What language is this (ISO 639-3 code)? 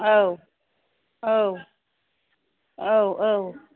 brx